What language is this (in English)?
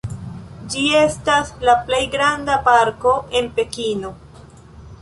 Esperanto